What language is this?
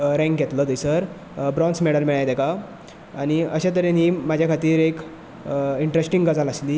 Konkani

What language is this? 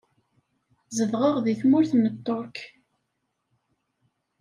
Kabyle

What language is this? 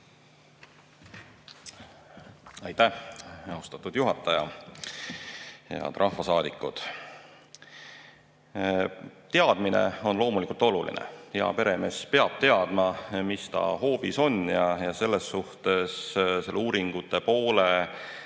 Estonian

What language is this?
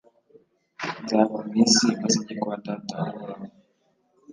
Kinyarwanda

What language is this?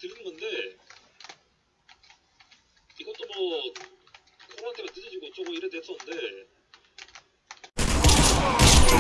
Korean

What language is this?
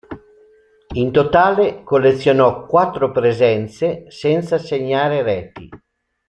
Italian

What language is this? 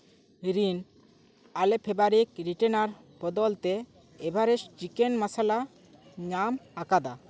Santali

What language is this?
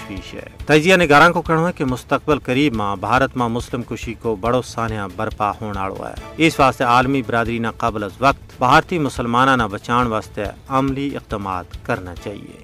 Urdu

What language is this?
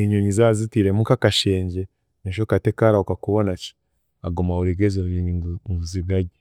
Chiga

